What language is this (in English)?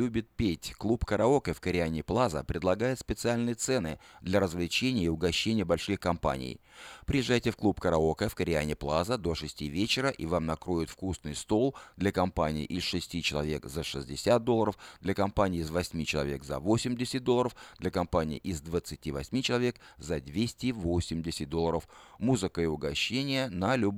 Russian